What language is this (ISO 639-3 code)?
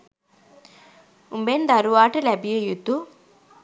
sin